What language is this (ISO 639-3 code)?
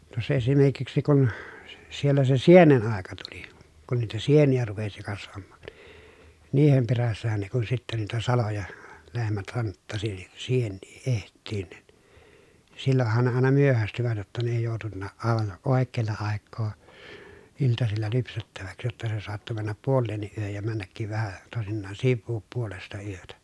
fin